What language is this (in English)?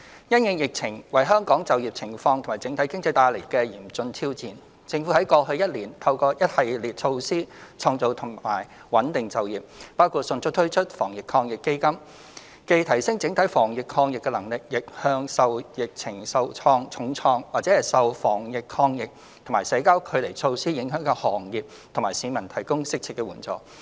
Cantonese